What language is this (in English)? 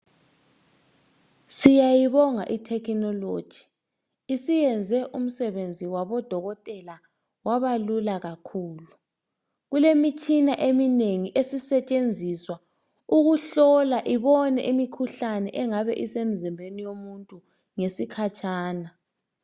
North Ndebele